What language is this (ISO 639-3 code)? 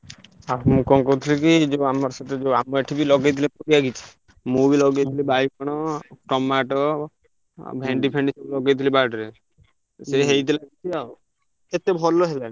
ori